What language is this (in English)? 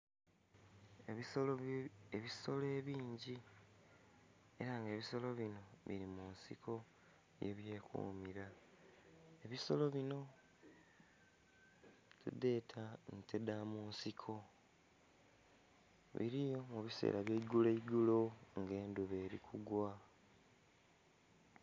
Soga